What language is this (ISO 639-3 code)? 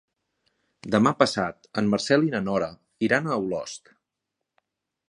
cat